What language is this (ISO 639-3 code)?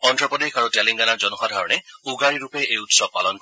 asm